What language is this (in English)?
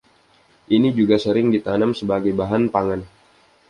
Indonesian